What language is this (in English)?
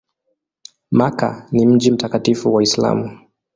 Swahili